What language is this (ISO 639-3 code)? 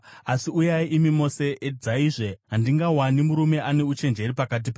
sna